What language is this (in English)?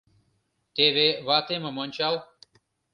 Mari